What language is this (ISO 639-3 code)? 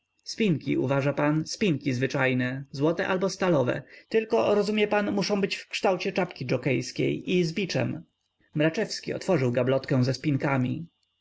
pol